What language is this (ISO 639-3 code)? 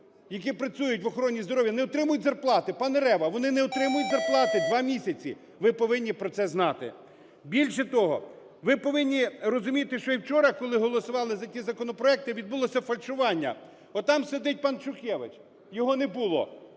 ukr